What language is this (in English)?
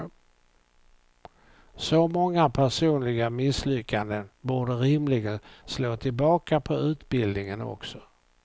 Swedish